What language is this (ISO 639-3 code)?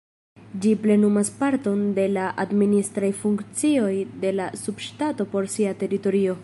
epo